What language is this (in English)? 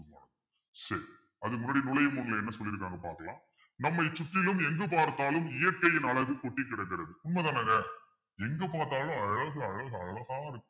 Tamil